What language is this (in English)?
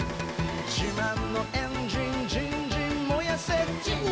Japanese